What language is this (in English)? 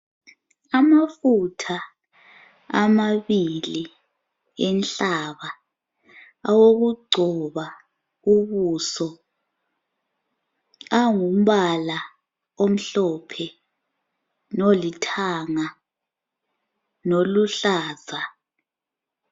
North Ndebele